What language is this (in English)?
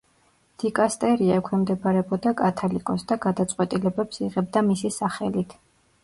Georgian